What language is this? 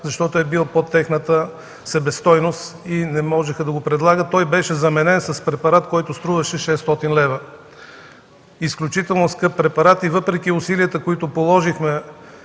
Bulgarian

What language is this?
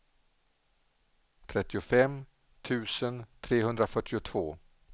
Swedish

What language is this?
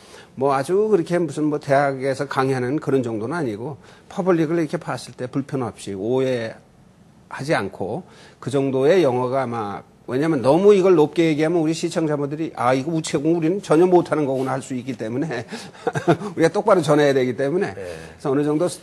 Korean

